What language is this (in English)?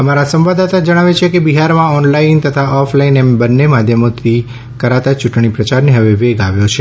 Gujarati